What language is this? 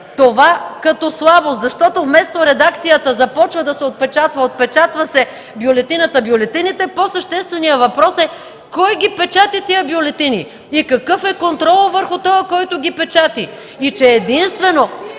Bulgarian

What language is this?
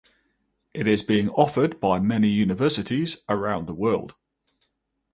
English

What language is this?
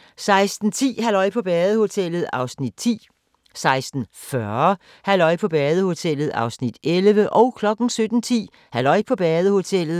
Danish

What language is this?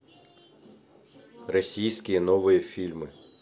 Russian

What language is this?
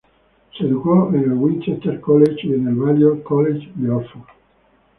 Spanish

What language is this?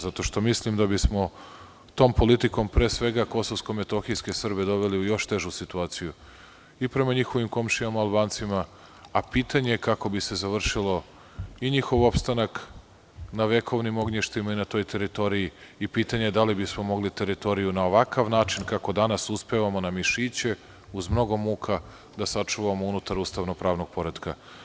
Serbian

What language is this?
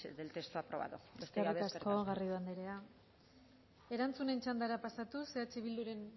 Basque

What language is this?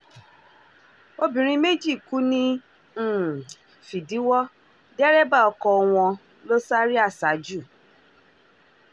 Yoruba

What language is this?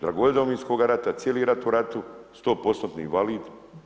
Croatian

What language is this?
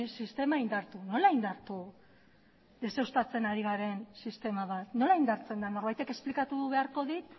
Basque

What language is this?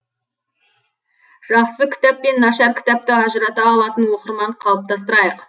Kazakh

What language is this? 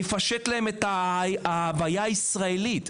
Hebrew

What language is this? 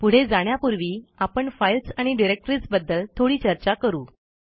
Marathi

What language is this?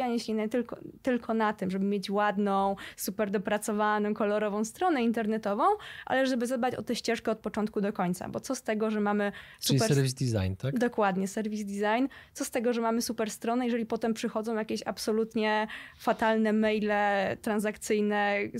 Polish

